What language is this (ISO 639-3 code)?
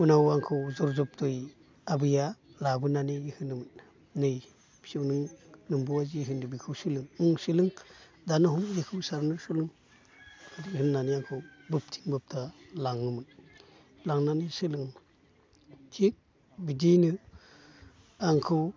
brx